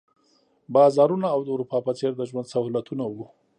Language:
Pashto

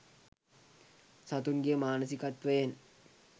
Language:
Sinhala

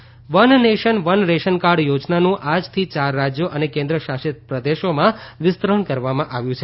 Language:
Gujarati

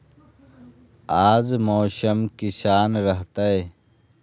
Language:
Magahi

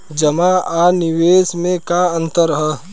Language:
Bhojpuri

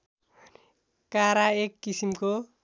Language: Nepali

